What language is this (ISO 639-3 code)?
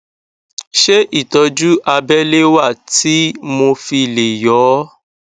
yor